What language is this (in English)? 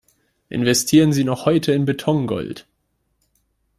German